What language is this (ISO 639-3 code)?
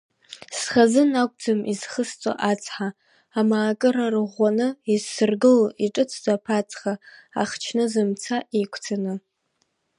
abk